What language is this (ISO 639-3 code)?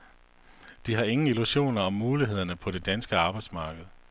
dan